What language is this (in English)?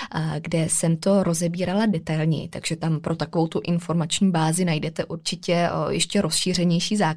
Czech